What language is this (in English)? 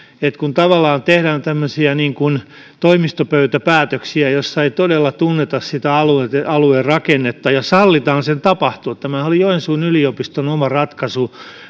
Finnish